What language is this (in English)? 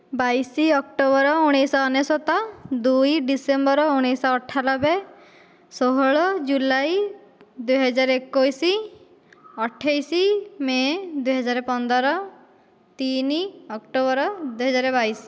Odia